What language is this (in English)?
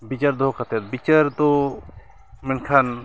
Santali